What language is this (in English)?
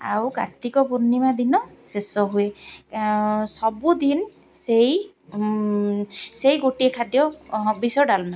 Odia